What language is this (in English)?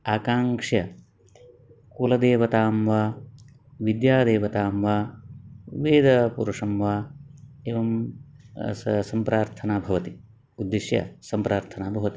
Sanskrit